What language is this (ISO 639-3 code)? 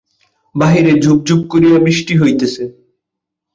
ben